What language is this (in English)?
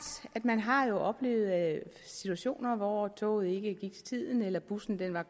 Danish